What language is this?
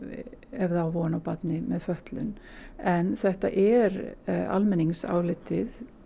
Icelandic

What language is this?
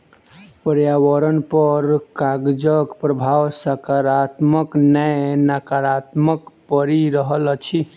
Maithili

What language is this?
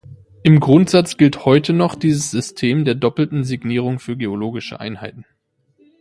German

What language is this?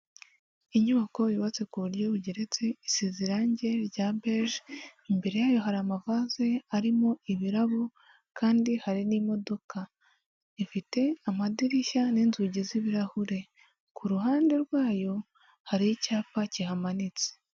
Kinyarwanda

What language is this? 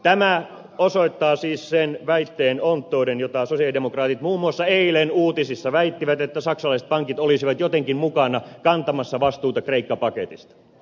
Finnish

